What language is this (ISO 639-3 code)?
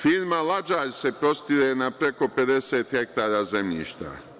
srp